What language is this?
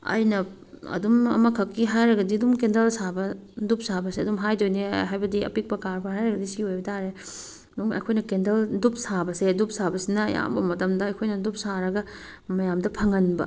Manipuri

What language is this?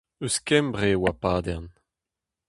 Breton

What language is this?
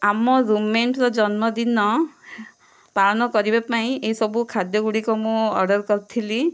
Odia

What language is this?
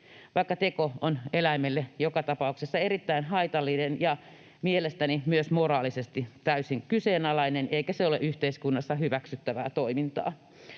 Finnish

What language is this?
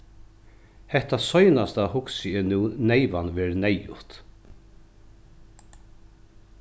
Faroese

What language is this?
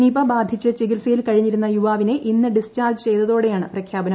Malayalam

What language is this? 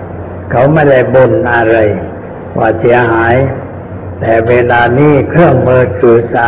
Thai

